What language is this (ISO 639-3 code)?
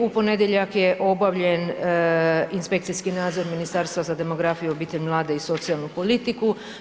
hrv